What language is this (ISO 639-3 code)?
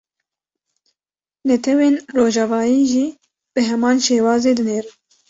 kur